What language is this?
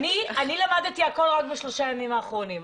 Hebrew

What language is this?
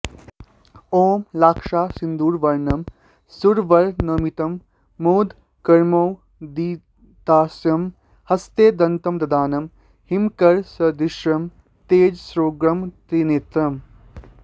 Sanskrit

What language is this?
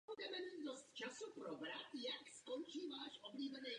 Czech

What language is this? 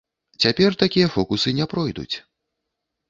Belarusian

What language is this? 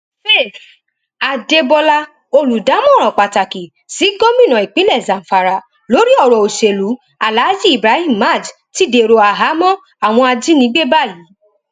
Yoruba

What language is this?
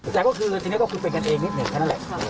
Thai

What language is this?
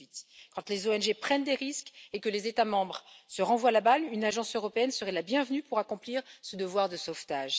French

